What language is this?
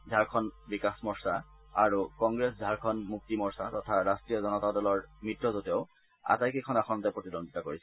Assamese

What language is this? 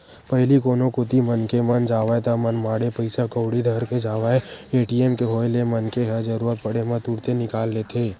Chhattisgarhi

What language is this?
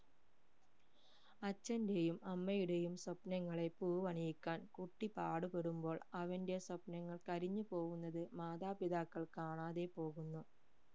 Malayalam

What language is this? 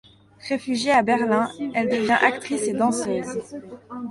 French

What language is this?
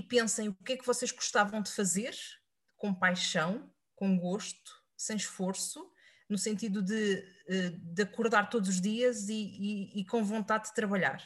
Portuguese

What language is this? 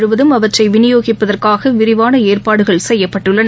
Tamil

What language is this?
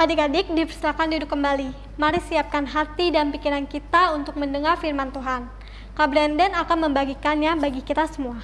Indonesian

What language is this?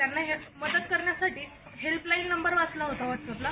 Marathi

